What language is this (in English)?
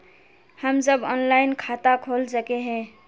Magahi